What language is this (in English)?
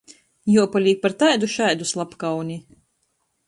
Latgalian